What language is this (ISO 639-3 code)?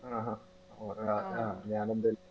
mal